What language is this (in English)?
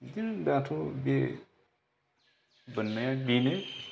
Bodo